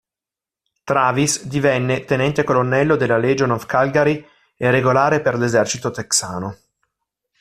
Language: Italian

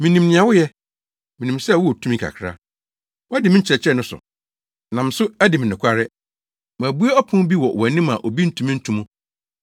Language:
Akan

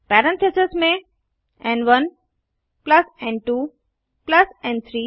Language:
Hindi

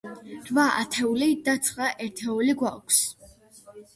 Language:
Georgian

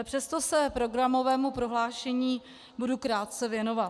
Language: Czech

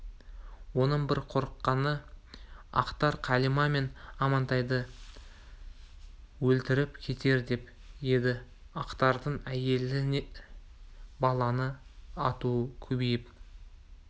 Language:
Kazakh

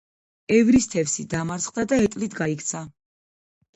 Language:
Georgian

